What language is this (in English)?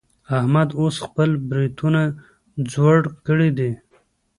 Pashto